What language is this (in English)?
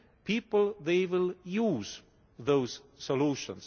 English